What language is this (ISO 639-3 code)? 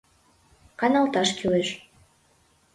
chm